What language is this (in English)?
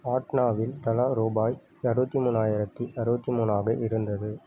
Tamil